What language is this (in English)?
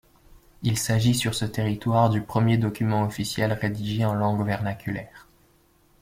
French